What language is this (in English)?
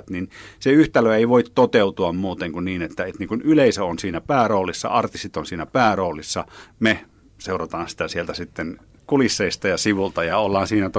Finnish